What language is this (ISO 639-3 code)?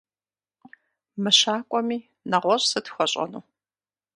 kbd